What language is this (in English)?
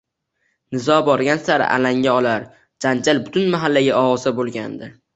Uzbek